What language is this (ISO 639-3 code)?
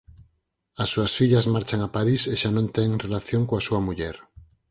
glg